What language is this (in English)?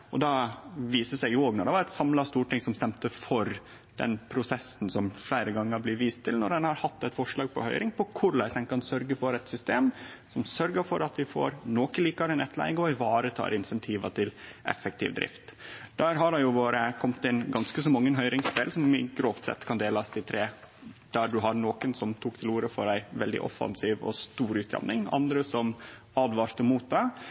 Norwegian Nynorsk